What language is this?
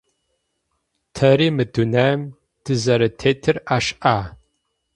Adyghe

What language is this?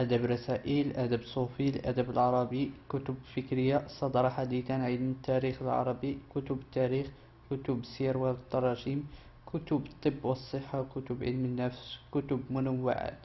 Arabic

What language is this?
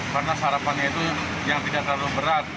Indonesian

